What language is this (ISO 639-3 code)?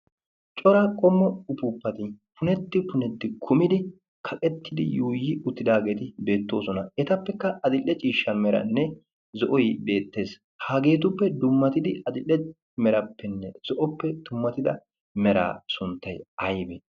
wal